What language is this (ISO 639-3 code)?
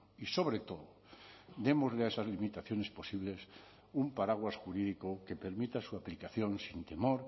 spa